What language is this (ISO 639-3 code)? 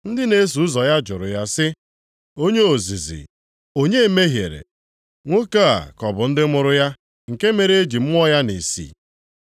ibo